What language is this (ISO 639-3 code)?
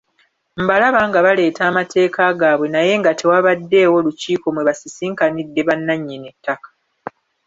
lug